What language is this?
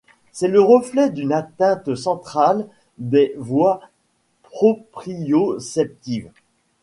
French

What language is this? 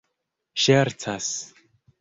Esperanto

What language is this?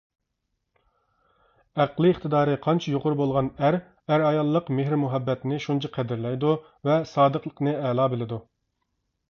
Uyghur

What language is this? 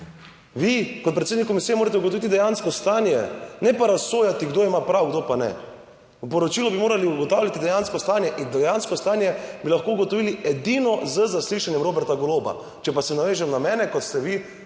Slovenian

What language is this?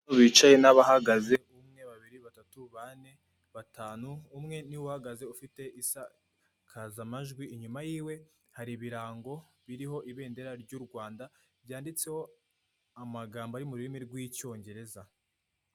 Kinyarwanda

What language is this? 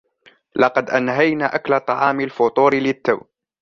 Arabic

